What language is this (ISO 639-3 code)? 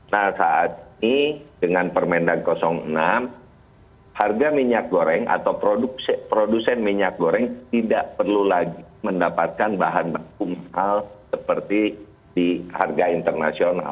ind